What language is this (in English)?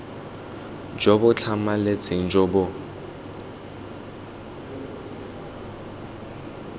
Tswana